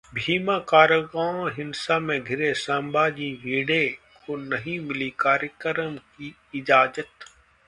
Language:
Hindi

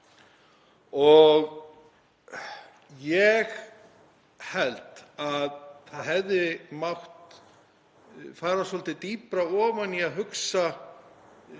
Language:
Icelandic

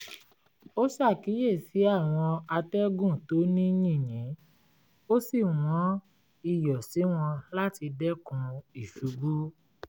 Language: Yoruba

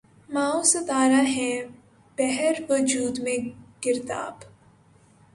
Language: Urdu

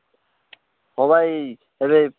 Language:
Odia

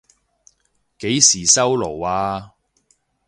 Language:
Cantonese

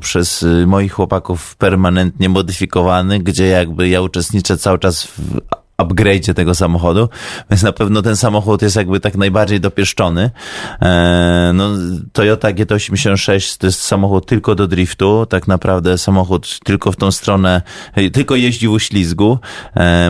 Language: Polish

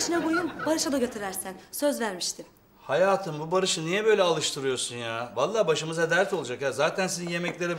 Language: Turkish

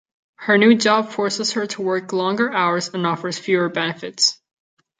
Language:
English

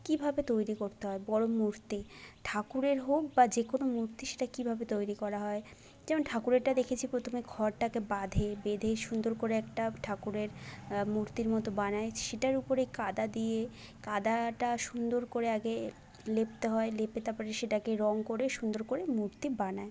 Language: Bangla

